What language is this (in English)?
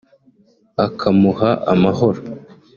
Kinyarwanda